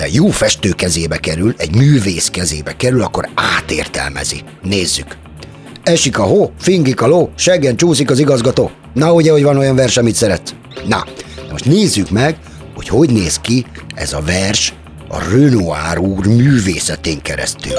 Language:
Hungarian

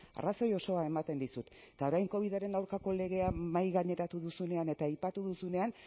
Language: Basque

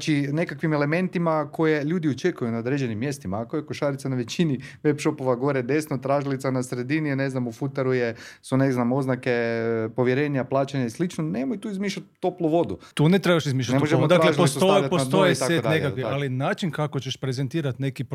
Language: Croatian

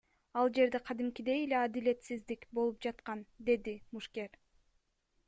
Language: Kyrgyz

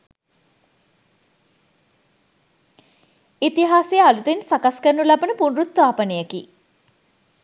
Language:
Sinhala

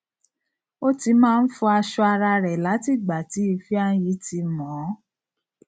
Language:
Yoruba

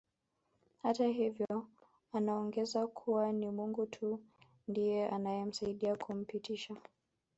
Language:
Swahili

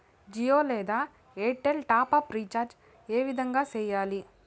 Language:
Telugu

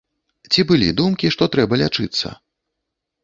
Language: Belarusian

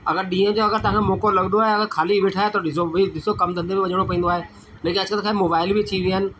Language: Sindhi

